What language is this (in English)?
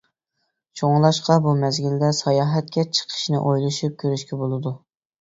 Uyghur